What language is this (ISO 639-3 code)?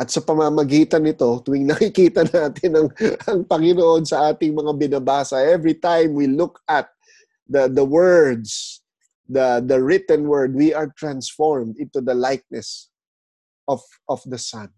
fil